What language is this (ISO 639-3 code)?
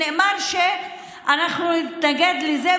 heb